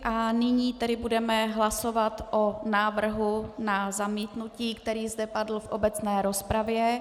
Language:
Czech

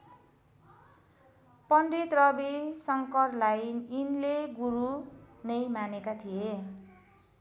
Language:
Nepali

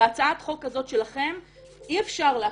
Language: Hebrew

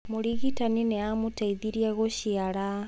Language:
Kikuyu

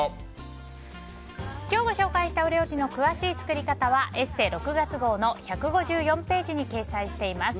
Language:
Japanese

